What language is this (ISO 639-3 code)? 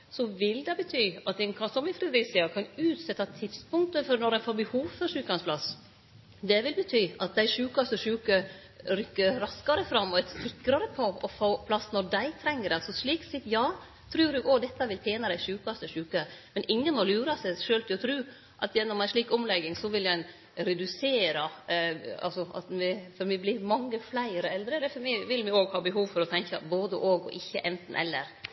nno